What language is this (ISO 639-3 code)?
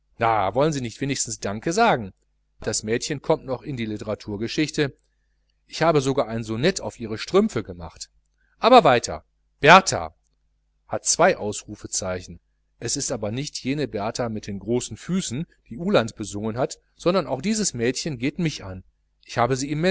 deu